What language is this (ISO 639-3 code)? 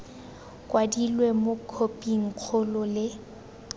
tsn